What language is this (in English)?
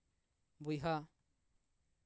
Santali